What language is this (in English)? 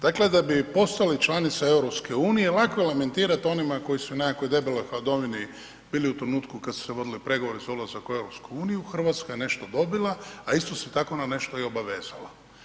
Croatian